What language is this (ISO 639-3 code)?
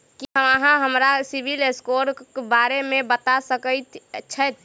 mai